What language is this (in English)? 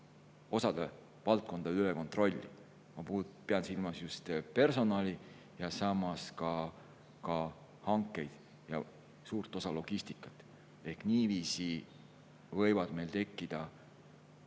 Estonian